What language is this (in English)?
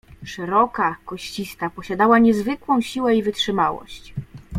Polish